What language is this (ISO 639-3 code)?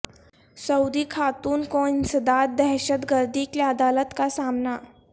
urd